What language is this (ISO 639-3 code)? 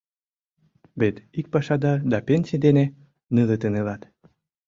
chm